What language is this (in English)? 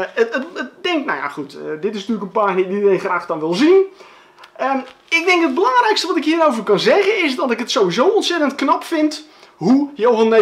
Dutch